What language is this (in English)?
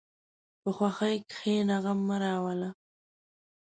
Pashto